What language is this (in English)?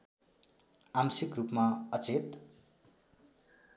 Nepali